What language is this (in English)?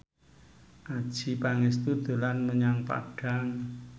Javanese